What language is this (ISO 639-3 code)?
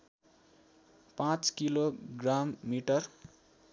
nep